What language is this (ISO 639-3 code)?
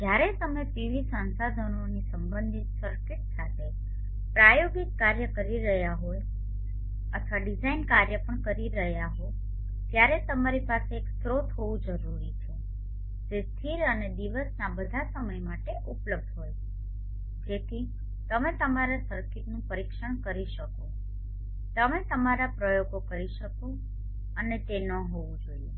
guj